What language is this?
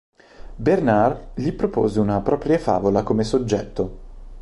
Italian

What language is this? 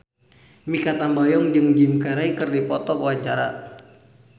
Sundanese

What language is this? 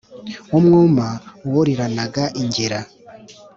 Kinyarwanda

